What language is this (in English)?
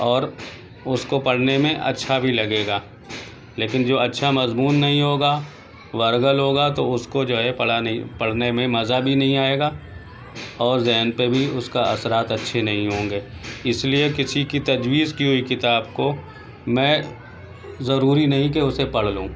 Urdu